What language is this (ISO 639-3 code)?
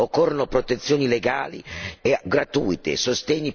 ita